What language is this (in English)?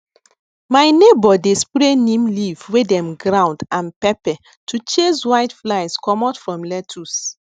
Nigerian Pidgin